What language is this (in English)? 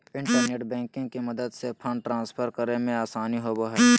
Magahi